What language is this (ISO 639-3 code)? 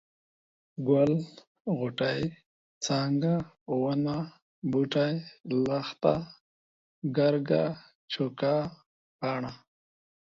pus